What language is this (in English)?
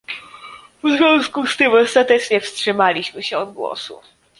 Polish